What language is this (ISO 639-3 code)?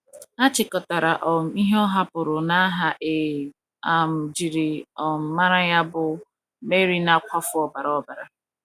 ibo